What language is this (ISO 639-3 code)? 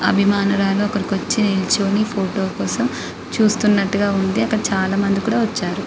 tel